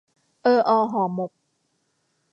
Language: Thai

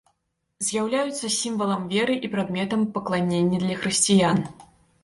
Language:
Belarusian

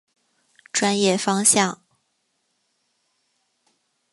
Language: Chinese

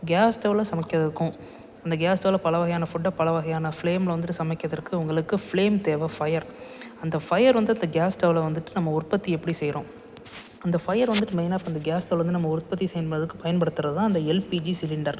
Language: Tamil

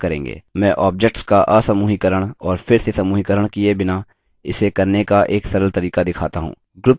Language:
Hindi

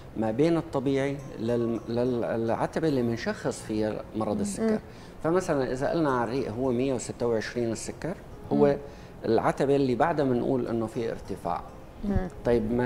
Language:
Arabic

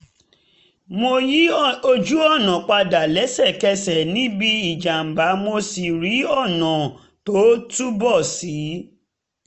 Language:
Yoruba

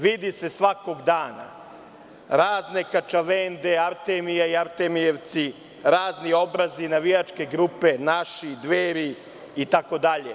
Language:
Serbian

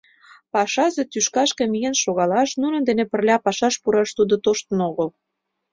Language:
Mari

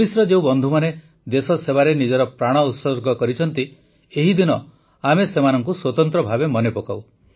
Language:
Odia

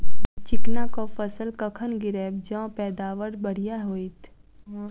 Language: Maithili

